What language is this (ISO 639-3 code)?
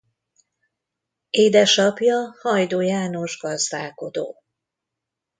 hun